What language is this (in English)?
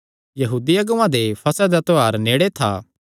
Kangri